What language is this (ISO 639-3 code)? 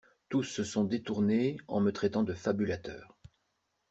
fra